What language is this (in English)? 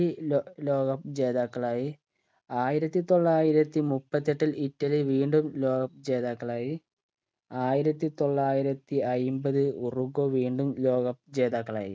Malayalam